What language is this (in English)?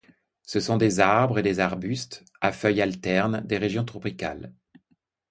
French